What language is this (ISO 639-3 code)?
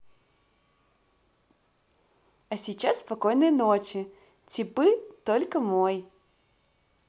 rus